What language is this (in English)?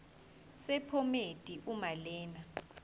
Zulu